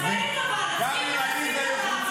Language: Hebrew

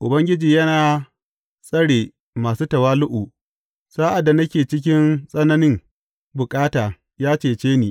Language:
Hausa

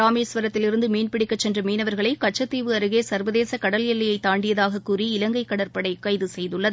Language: Tamil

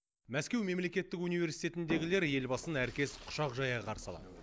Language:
Kazakh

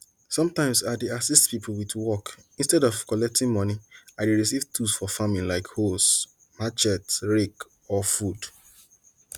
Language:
Nigerian Pidgin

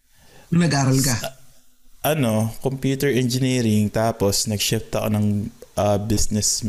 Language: Filipino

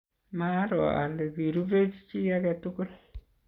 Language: Kalenjin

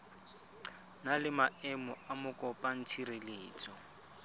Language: Tswana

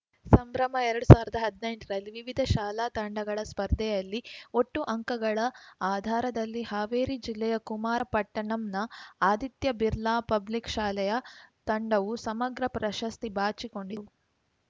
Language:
Kannada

